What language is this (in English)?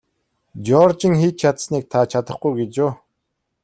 Mongolian